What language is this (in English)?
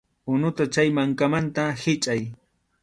Arequipa-La Unión Quechua